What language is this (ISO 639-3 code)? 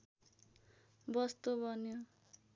nep